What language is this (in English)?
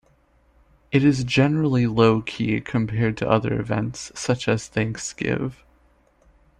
English